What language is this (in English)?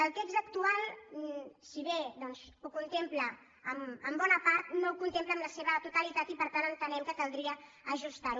Catalan